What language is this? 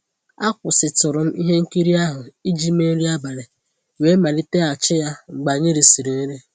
Igbo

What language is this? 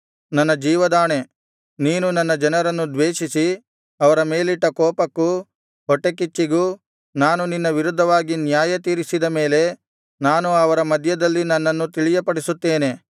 Kannada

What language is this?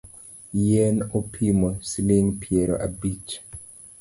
Luo (Kenya and Tanzania)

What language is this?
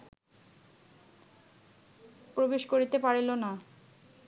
Bangla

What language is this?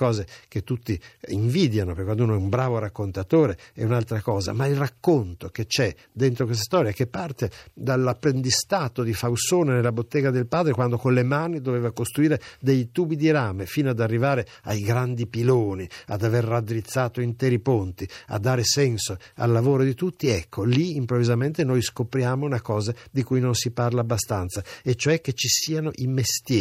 Italian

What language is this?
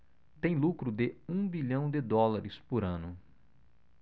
Portuguese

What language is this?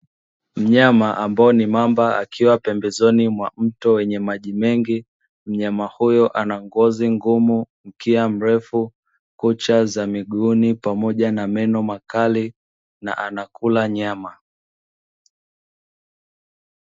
Swahili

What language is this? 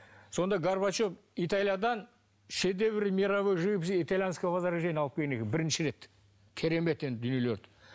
Kazakh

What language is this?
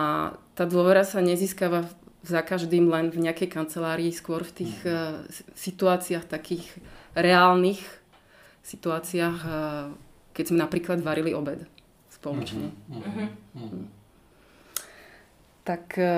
Slovak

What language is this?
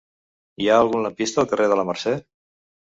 Catalan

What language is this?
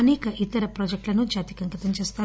Telugu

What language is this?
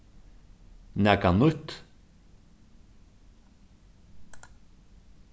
Faroese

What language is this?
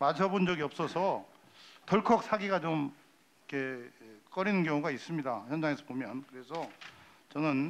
Korean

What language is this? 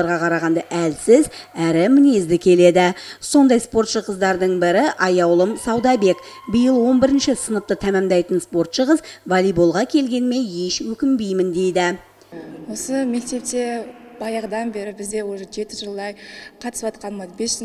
Russian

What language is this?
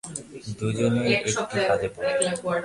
Bangla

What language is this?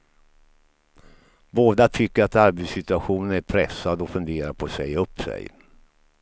Swedish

